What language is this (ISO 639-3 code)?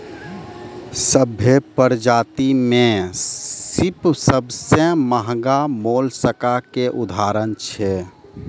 mai